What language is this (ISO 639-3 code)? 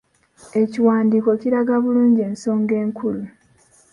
lug